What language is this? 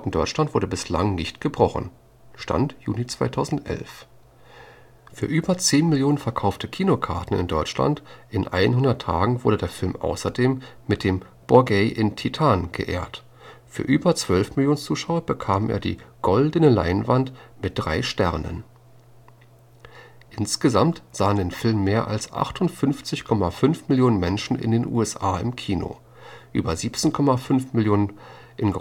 German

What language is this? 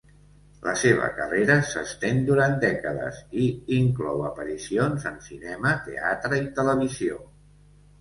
Catalan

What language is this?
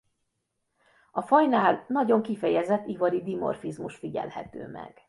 Hungarian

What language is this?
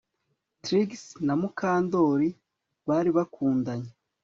Kinyarwanda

